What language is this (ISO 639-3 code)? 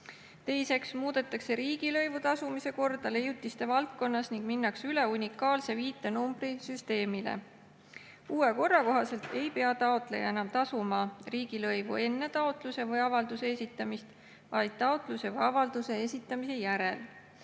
est